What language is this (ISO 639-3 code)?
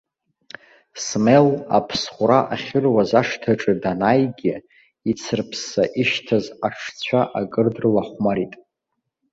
abk